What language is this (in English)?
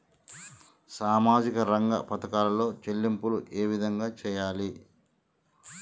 Telugu